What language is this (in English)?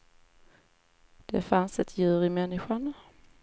Swedish